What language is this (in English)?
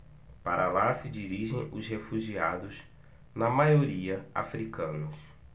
Portuguese